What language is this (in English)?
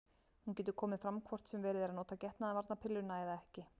Icelandic